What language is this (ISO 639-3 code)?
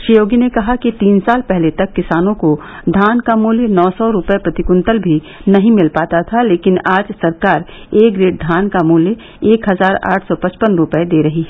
hin